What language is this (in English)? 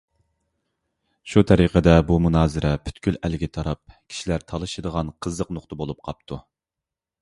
Uyghur